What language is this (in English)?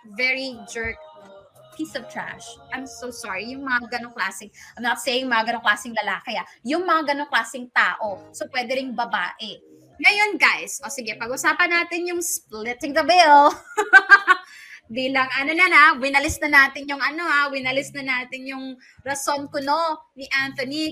Filipino